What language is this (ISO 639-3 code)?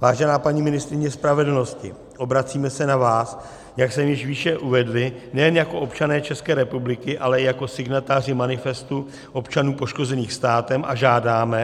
ces